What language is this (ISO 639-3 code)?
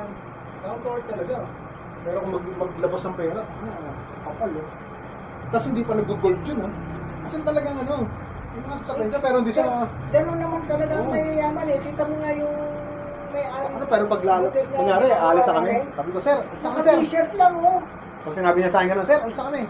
fil